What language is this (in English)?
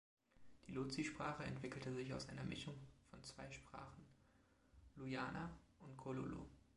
German